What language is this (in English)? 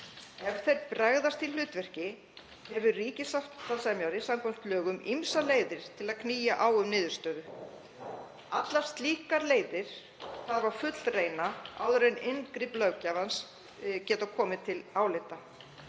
Icelandic